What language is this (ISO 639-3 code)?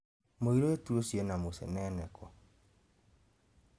kik